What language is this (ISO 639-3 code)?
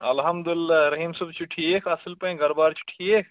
kas